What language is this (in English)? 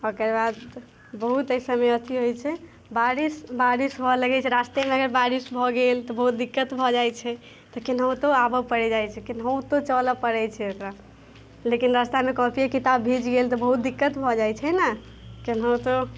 Maithili